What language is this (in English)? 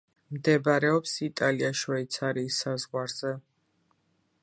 Georgian